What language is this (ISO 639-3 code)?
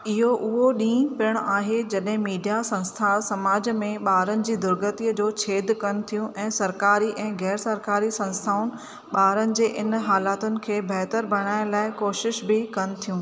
snd